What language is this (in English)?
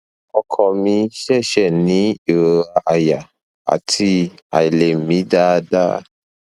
Yoruba